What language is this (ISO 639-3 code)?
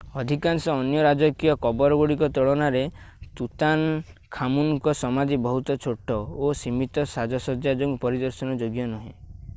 ori